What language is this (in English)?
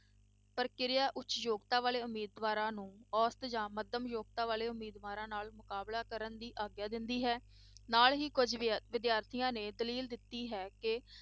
Punjabi